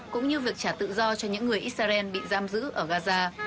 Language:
Vietnamese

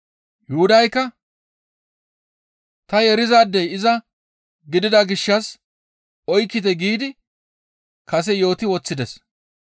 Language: Gamo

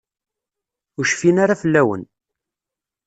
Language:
Kabyle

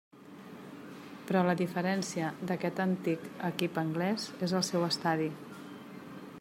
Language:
Catalan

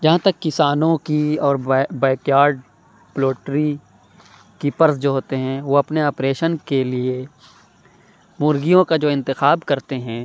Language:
Urdu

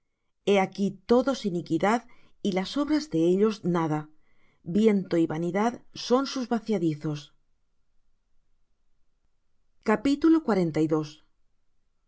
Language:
Spanish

